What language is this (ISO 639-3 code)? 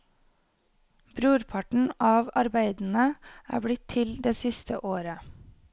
nor